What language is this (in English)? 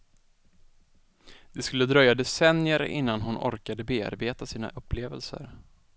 Swedish